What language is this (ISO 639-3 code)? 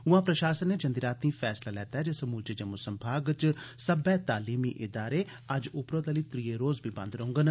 doi